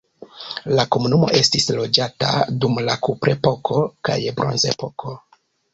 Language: Esperanto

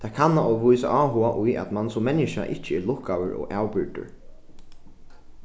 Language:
Faroese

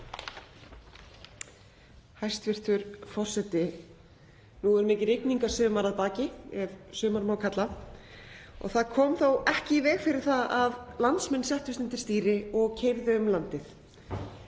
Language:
Icelandic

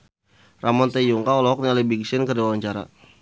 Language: Sundanese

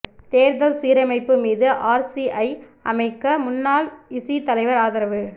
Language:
Tamil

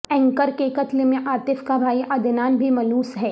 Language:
Urdu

